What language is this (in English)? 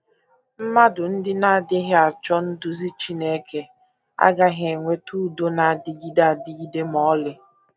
Igbo